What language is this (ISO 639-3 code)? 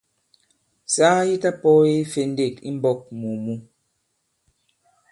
abb